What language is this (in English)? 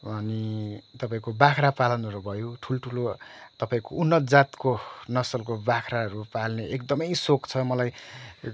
Nepali